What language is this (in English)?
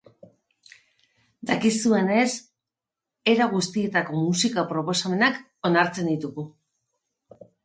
Basque